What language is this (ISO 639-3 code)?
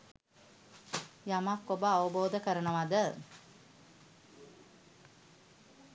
sin